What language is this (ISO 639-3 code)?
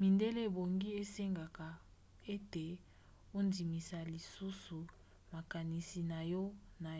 lin